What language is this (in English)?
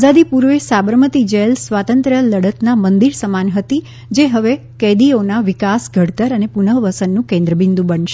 Gujarati